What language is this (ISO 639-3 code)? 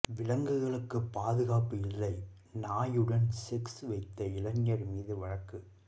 tam